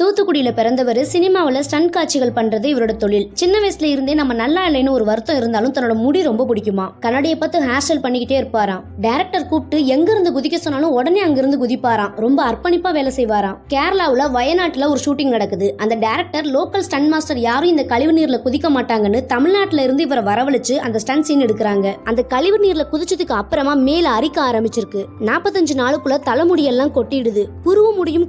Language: Japanese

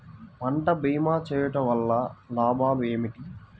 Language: Telugu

